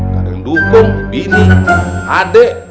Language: Indonesian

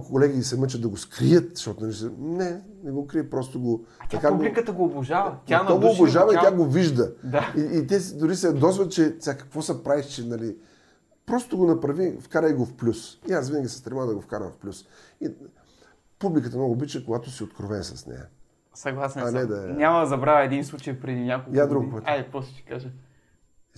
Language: Bulgarian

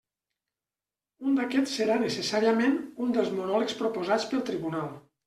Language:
Catalan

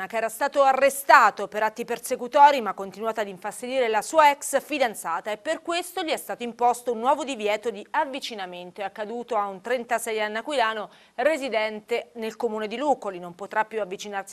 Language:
Italian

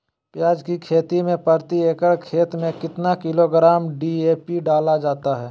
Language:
Magahi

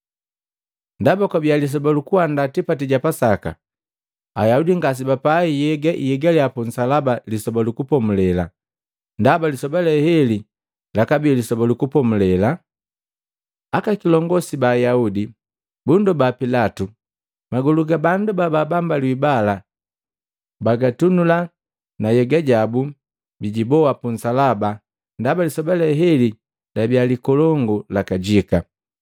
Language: Matengo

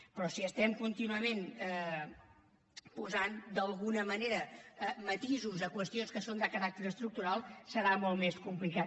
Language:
Catalan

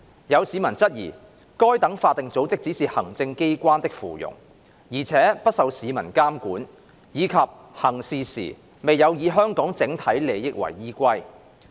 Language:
Cantonese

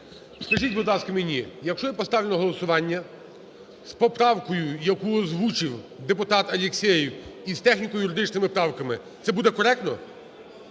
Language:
Ukrainian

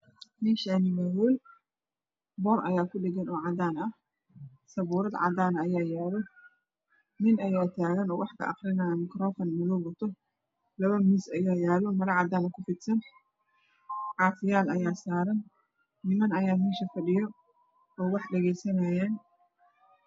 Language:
Somali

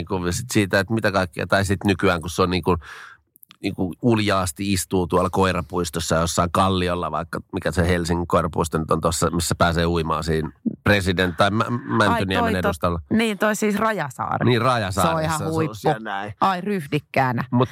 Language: Finnish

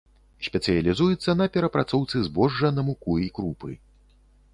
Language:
Belarusian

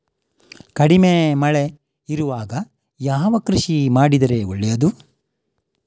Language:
Kannada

